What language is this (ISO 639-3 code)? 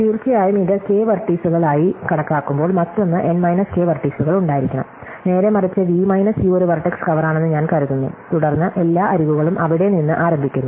mal